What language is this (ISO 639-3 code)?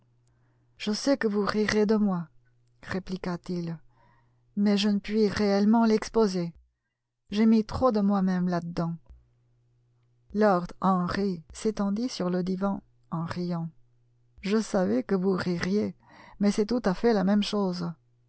fra